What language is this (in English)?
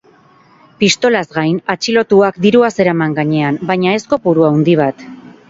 Basque